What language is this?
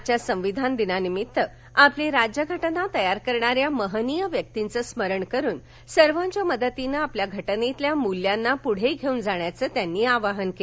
Marathi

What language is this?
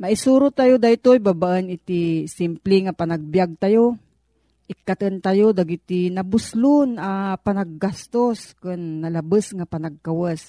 Filipino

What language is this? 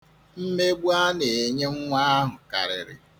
Igbo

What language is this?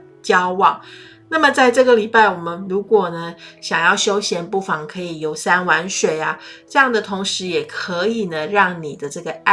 Chinese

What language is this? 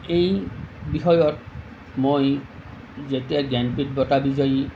Assamese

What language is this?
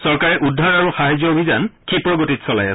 Assamese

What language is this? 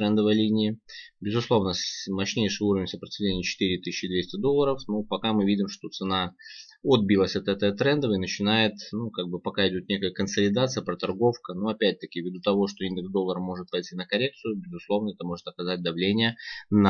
Russian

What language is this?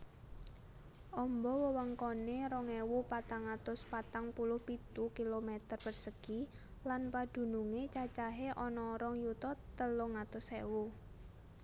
Javanese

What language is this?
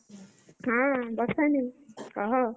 Odia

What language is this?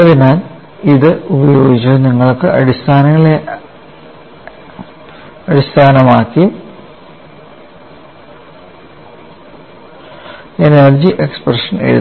Malayalam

